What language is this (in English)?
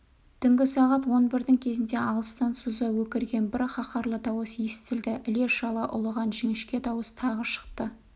Kazakh